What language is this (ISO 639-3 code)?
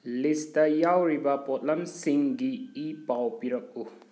mni